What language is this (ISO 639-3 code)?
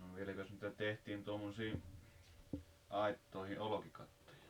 fin